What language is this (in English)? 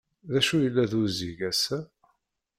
Kabyle